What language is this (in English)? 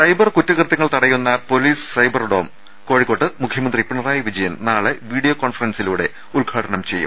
Malayalam